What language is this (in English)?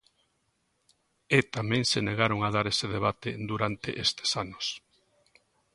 Galician